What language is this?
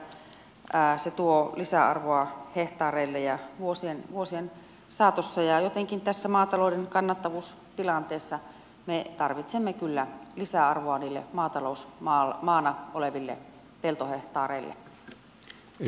Finnish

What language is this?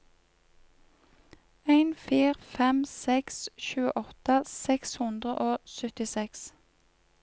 Norwegian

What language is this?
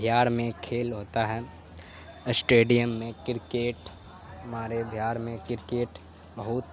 Urdu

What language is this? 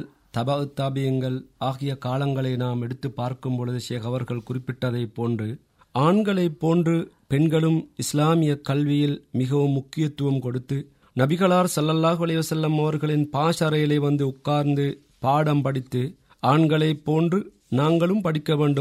Tamil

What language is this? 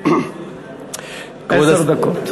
Hebrew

